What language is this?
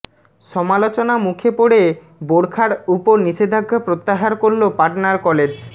Bangla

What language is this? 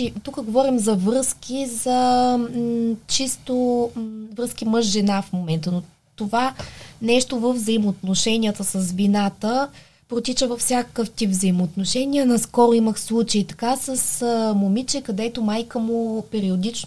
Bulgarian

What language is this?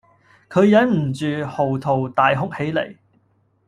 Cantonese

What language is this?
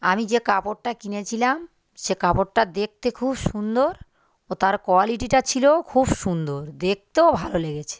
Bangla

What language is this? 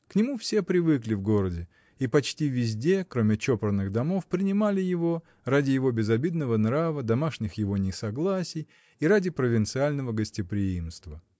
Russian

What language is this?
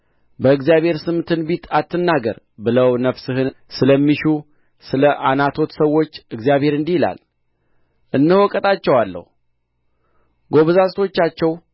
Amharic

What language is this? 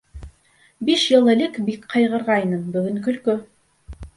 Bashkir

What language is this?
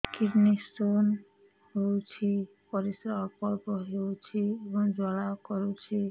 Odia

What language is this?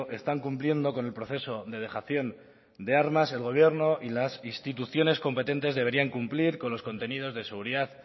Spanish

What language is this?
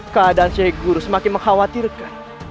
Indonesian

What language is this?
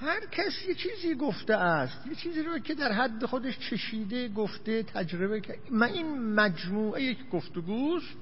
Persian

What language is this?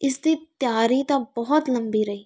Punjabi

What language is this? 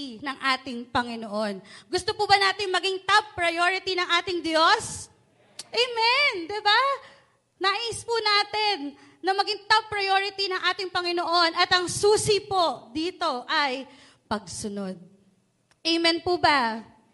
Filipino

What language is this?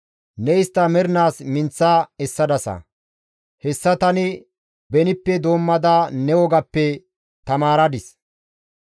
Gamo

